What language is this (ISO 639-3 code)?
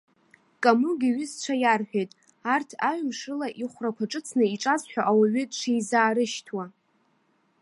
abk